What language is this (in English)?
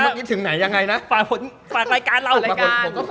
Thai